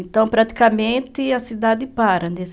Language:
Portuguese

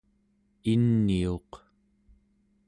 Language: Central Yupik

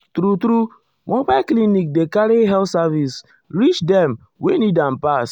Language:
Nigerian Pidgin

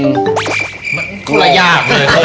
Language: Thai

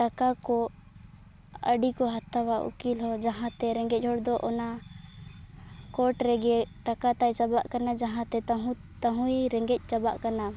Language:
Santali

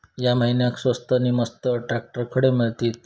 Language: Marathi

